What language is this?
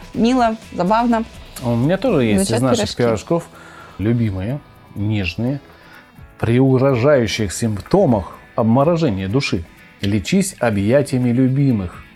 Russian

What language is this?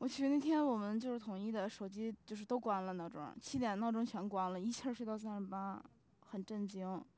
Chinese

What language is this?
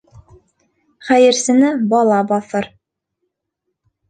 Bashkir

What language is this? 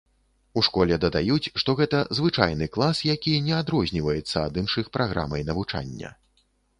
Belarusian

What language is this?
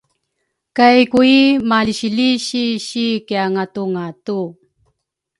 Rukai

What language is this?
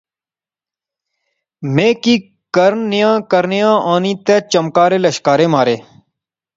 Pahari-Potwari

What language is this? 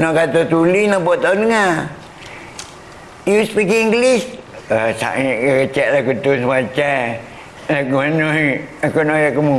Malay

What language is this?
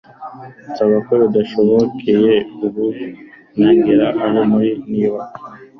Kinyarwanda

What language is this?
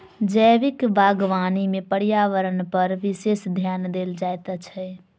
Maithili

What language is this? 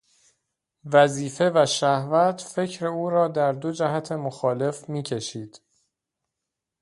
Persian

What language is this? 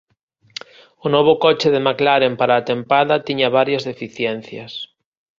Galician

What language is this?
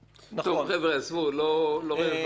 Hebrew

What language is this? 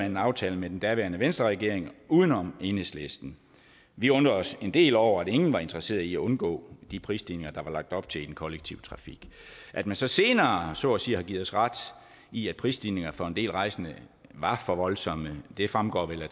Danish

